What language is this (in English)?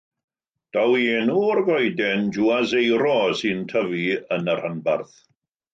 Welsh